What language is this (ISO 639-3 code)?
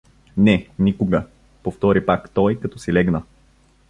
bul